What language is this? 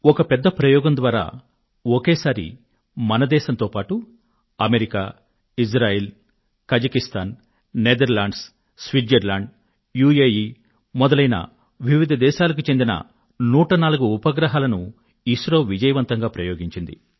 Telugu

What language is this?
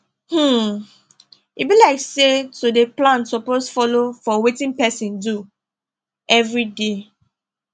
Nigerian Pidgin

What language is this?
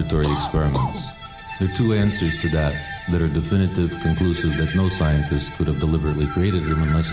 Swedish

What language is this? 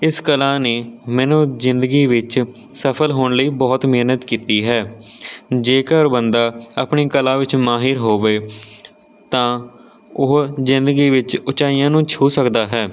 Punjabi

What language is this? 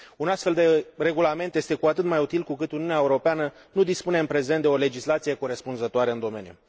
Romanian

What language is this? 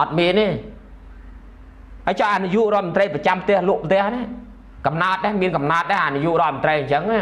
Thai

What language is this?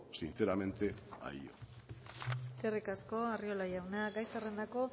Basque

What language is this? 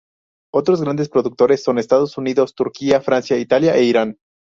Spanish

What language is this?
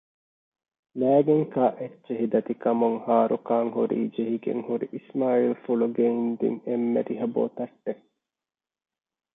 Divehi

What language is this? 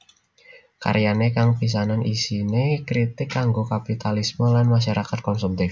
Javanese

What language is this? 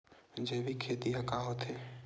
Chhattisgarhi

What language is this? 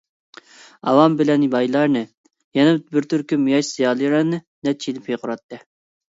Uyghur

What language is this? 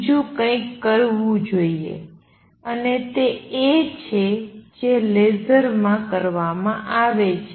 Gujarati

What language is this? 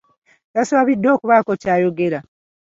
Ganda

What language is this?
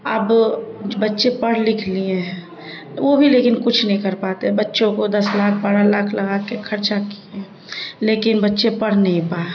Urdu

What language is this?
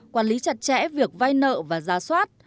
Vietnamese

